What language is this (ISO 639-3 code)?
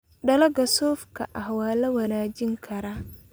som